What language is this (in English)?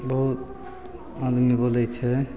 Maithili